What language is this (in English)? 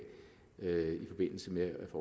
Danish